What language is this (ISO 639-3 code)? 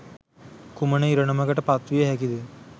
sin